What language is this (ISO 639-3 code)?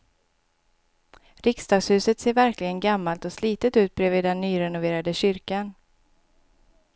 swe